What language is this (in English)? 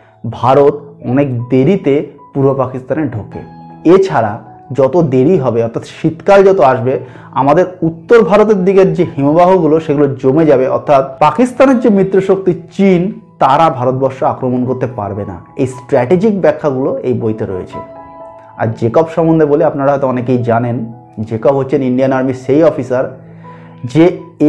Bangla